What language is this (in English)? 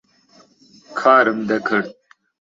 Central Kurdish